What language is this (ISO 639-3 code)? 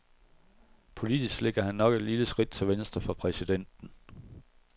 dan